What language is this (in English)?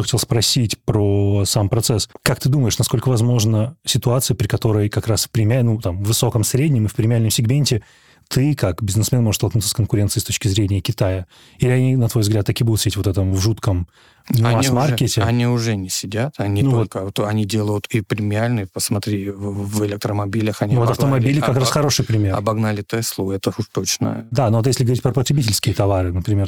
Russian